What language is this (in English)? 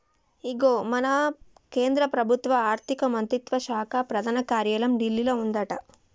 Telugu